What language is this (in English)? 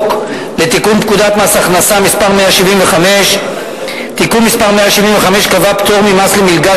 Hebrew